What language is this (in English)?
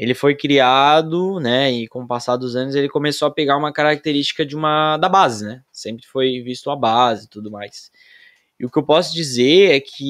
Portuguese